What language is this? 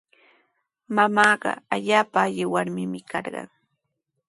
Sihuas Ancash Quechua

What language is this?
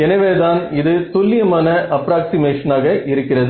Tamil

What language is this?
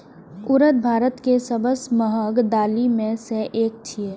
Maithili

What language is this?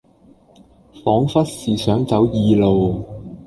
Cantonese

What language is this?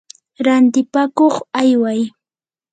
Yanahuanca Pasco Quechua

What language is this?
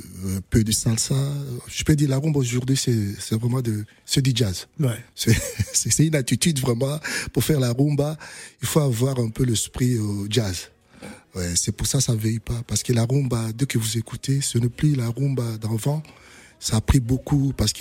French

